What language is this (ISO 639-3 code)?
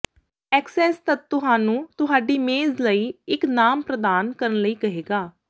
pan